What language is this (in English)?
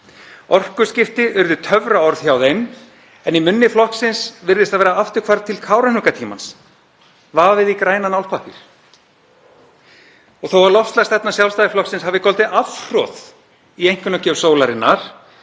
Icelandic